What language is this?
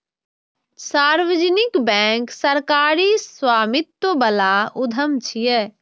Maithili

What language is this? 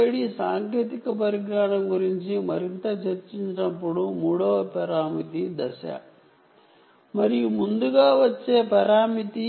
Telugu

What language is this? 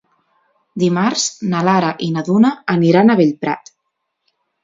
Catalan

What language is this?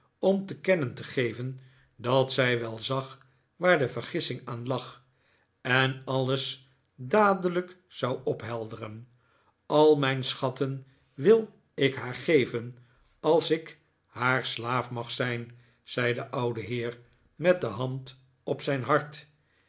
Dutch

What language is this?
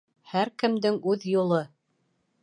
Bashkir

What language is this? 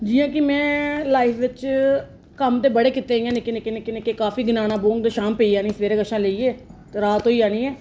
Dogri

